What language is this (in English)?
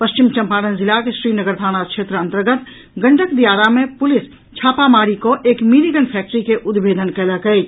Maithili